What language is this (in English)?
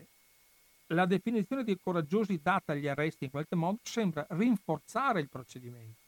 Italian